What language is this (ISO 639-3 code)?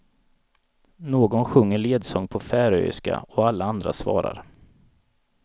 swe